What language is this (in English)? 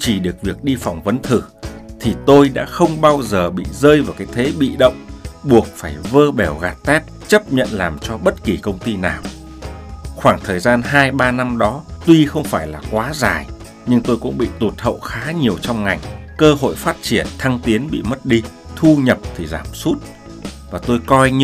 Vietnamese